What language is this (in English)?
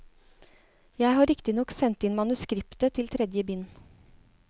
Norwegian